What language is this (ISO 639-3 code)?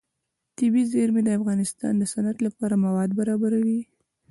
pus